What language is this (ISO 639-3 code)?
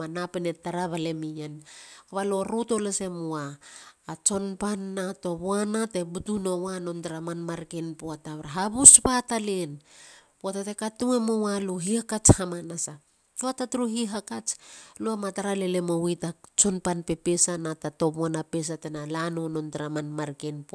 hla